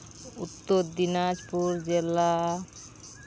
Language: Santali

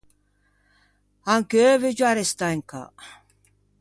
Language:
Ligurian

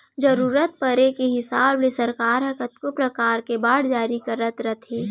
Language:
Chhattisgarhi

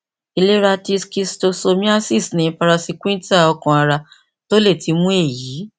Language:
Yoruba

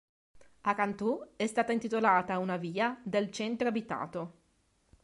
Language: Italian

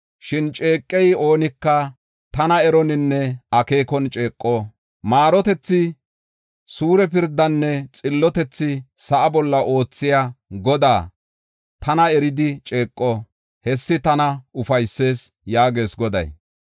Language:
Gofa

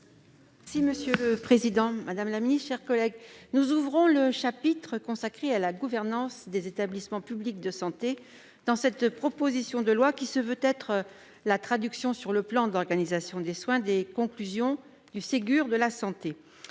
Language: French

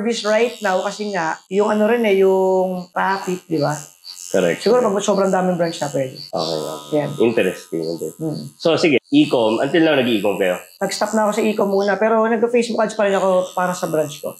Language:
Filipino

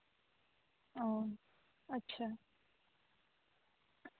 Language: Santali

